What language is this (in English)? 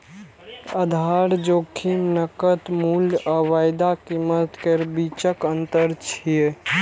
Maithili